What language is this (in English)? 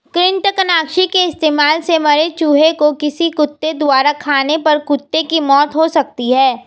Hindi